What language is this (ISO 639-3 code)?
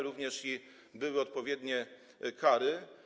pol